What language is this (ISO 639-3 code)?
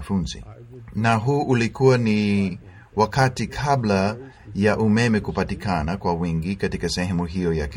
swa